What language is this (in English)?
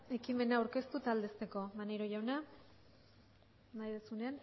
Basque